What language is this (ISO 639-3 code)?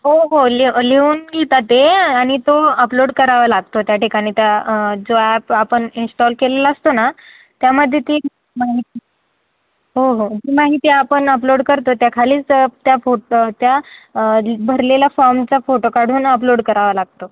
mar